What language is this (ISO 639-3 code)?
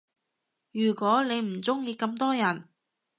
yue